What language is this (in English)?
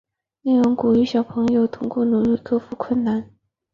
Chinese